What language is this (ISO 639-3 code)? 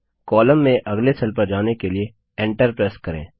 hin